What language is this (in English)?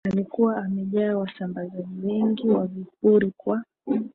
Swahili